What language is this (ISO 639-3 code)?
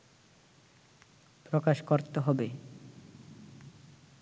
ben